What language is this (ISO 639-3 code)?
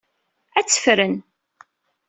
kab